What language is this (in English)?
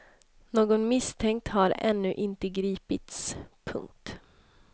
Swedish